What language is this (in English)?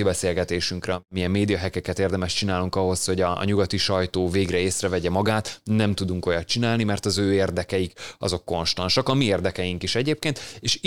Hungarian